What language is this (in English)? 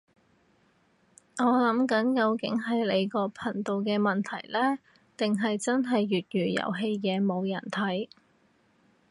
Cantonese